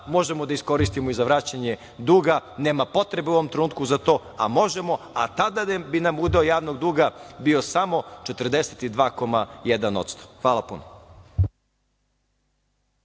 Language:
Serbian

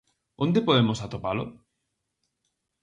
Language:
Galician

